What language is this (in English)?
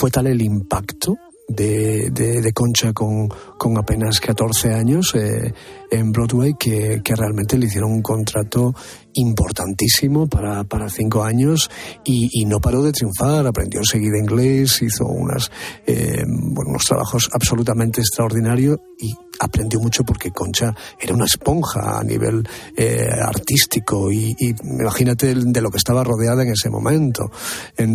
Spanish